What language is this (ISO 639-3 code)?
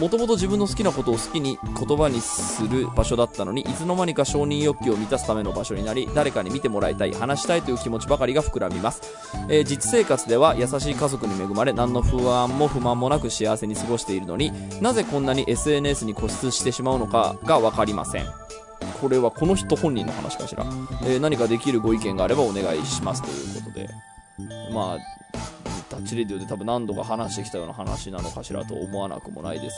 jpn